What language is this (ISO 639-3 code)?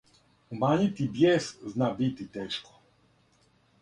srp